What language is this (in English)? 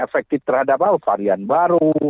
Indonesian